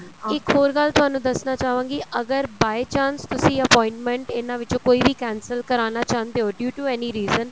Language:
Punjabi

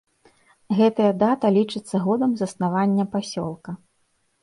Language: Belarusian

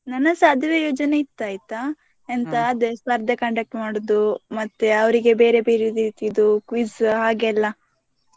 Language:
Kannada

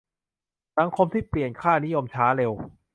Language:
Thai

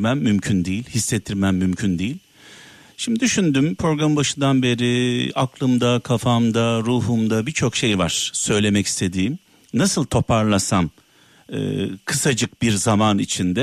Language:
Turkish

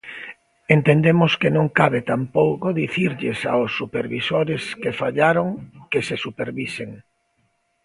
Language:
Galician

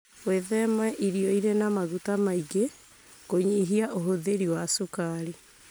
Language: Kikuyu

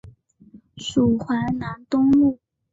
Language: Chinese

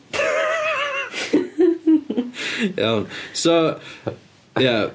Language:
Welsh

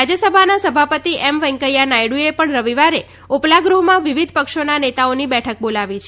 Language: Gujarati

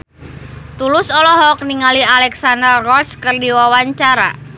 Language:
Sundanese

